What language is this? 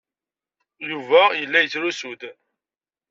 Kabyle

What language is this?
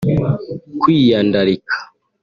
Kinyarwanda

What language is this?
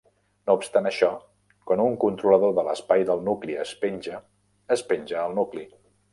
Catalan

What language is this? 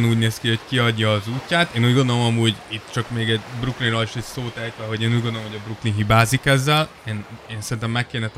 Hungarian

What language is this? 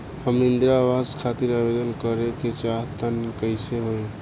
Bhojpuri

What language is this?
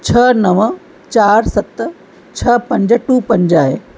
Sindhi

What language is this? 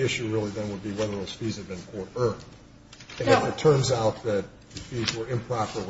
English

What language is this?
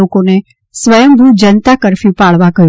Gujarati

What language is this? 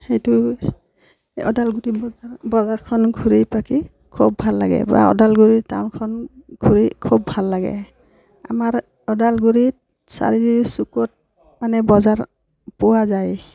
Assamese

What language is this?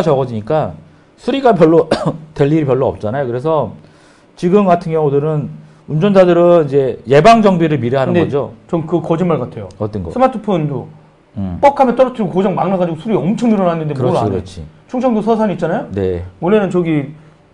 Korean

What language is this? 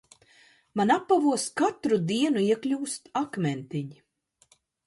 Latvian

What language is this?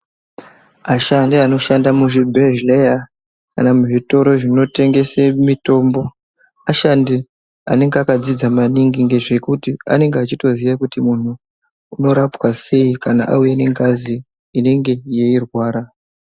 Ndau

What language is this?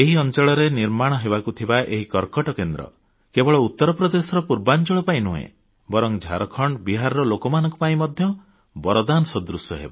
Odia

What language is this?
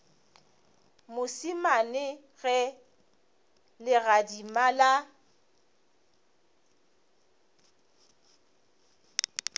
Northern Sotho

